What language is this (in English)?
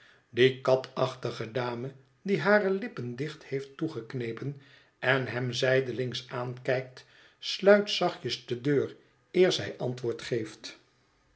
Dutch